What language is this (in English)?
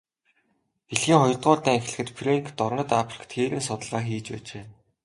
Mongolian